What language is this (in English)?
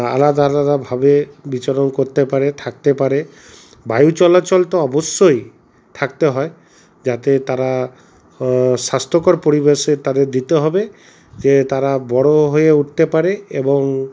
Bangla